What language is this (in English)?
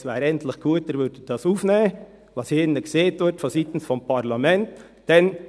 Swiss German